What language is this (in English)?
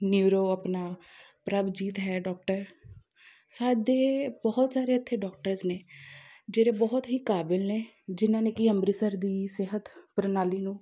Punjabi